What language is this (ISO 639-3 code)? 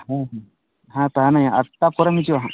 sat